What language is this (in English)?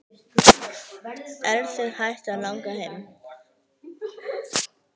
Icelandic